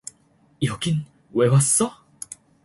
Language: Korean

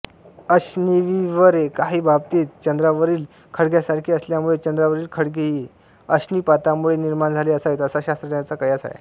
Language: Marathi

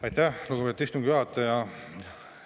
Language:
Estonian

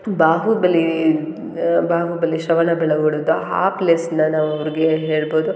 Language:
Kannada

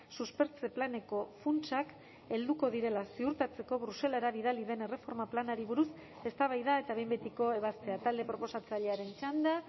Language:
Basque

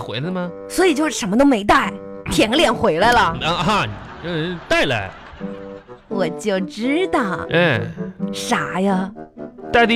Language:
Chinese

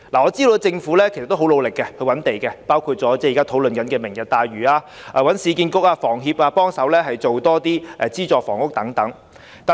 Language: Cantonese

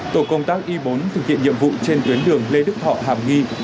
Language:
Vietnamese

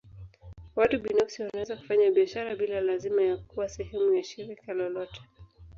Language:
Swahili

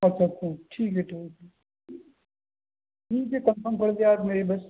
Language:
Urdu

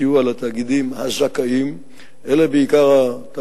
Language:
Hebrew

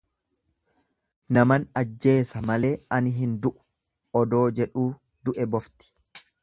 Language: Oromo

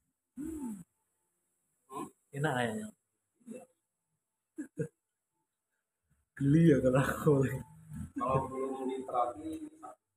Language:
Indonesian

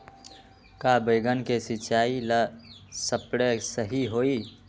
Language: Magahi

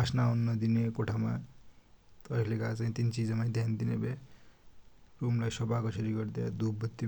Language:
Dotyali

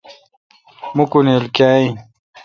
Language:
Kalkoti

